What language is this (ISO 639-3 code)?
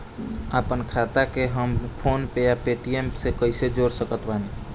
bho